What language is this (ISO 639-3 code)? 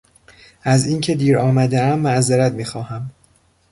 fas